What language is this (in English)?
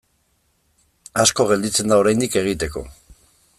Basque